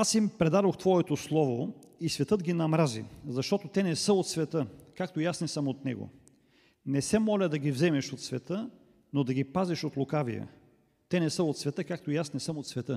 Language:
Bulgarian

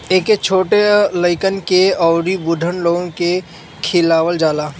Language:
Bhojpuri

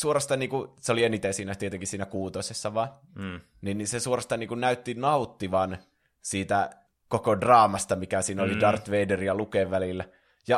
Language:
Finnish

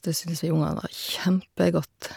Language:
Norwegian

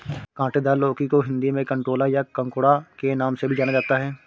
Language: Hindi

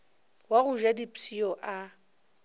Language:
Northern Sotho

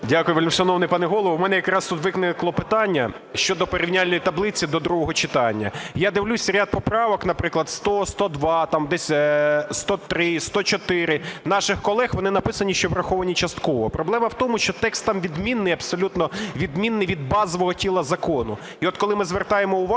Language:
Ukrainian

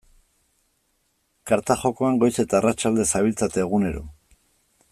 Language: Basque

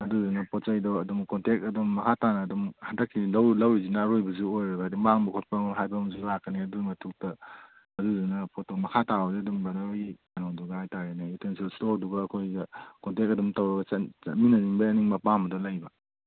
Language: Manipuri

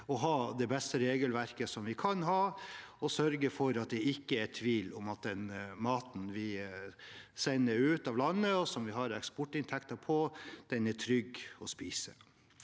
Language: Norwegian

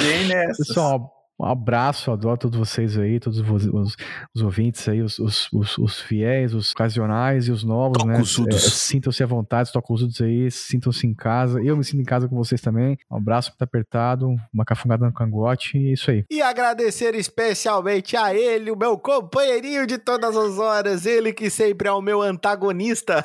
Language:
Portuguese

